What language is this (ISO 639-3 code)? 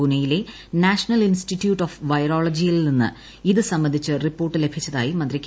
mal